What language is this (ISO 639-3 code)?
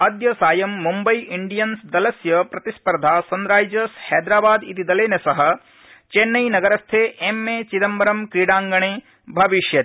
san